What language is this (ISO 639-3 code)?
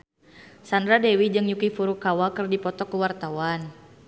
sun